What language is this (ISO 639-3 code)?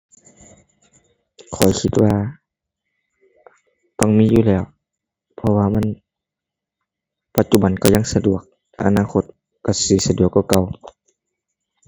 tha